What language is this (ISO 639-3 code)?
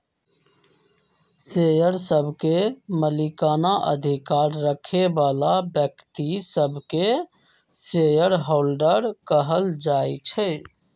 mag